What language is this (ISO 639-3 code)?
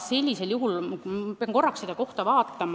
est